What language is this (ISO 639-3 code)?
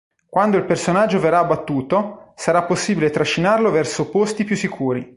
ita